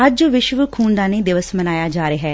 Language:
Punjabi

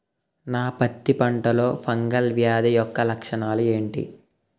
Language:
Telugu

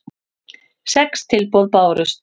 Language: Icelandic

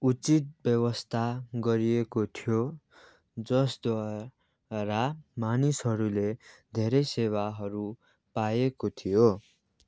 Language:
Nepali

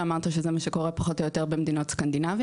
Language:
Hebrew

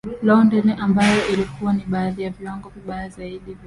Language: Swahili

